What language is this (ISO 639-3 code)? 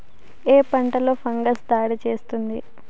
tel